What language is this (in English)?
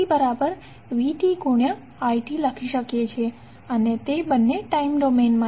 Gujarati